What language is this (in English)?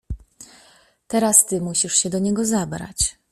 Polish